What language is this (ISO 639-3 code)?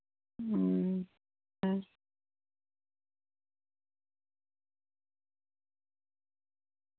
sat